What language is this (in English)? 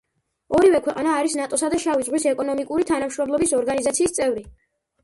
Georgian